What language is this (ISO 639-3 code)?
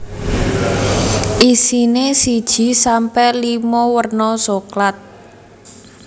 jav